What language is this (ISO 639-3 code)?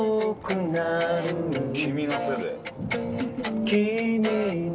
jpn